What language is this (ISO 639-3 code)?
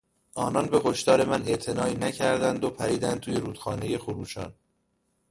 fas